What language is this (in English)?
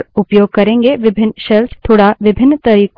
Hindi